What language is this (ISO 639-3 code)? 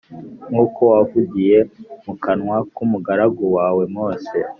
kin